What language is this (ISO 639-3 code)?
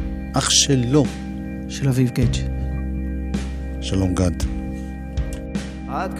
heb